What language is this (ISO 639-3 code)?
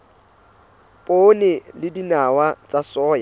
sot